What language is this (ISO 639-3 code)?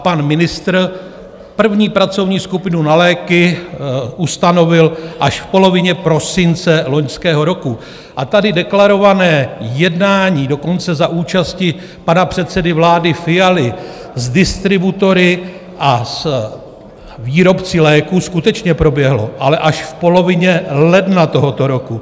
ces